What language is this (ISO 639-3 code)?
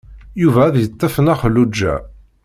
kab